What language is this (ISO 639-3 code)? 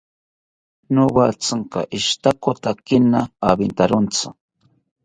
cpy